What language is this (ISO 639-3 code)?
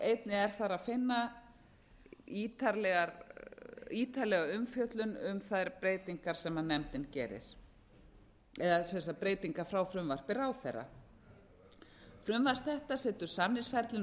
isl